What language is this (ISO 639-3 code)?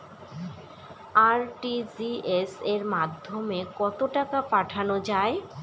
ben